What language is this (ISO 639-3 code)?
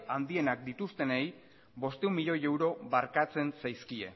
eus